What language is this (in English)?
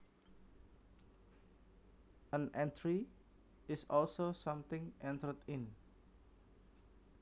Javanese